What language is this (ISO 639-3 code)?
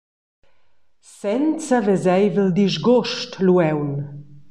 roh